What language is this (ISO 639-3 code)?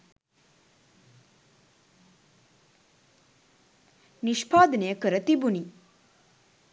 sin